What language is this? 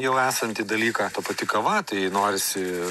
Lithuanian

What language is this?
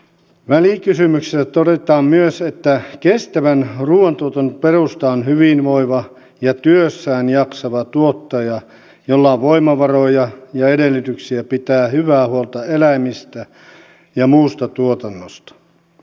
Finnish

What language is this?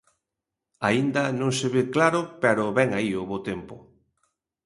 Galician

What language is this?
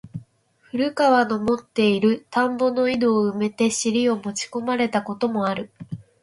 Japanese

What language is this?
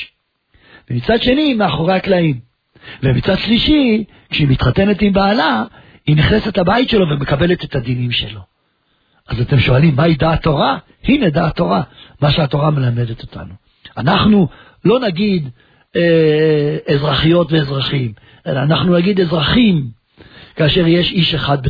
Hebrew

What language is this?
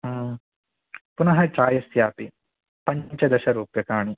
Sanskrit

